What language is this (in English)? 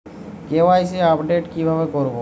Bangla